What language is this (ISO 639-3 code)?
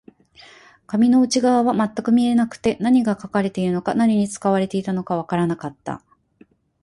jpn